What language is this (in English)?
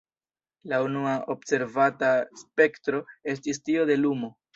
Esperanto